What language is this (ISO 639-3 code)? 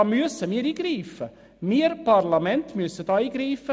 gsw